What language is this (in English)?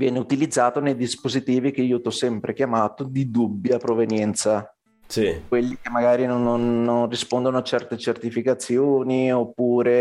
Italian